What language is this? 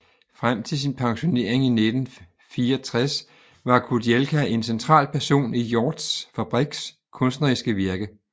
Danish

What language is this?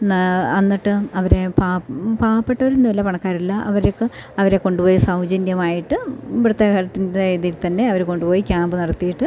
Malayalam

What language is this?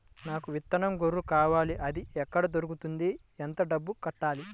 Telugu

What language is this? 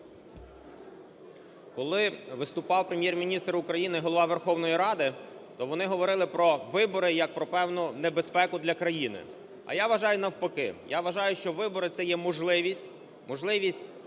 Ukrainian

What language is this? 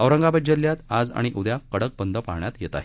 Marathi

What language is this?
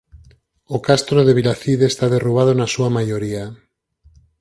Galician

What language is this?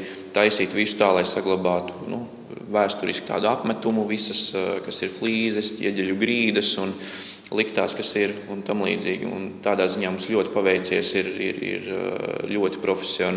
Latvian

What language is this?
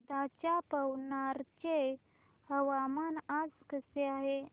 Marathi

